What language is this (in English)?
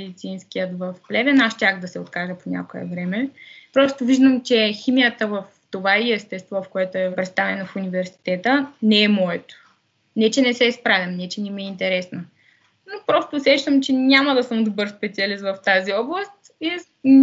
Bulgarian